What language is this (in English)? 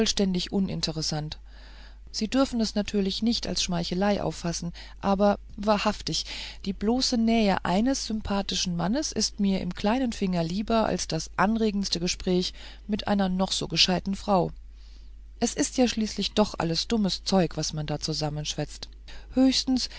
German